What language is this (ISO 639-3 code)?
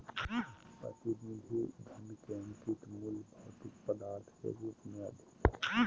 mag